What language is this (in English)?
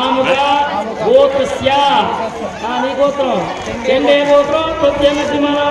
Telugu